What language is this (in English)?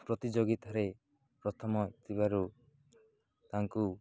Odia